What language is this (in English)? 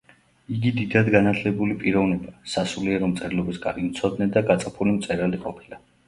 Georgian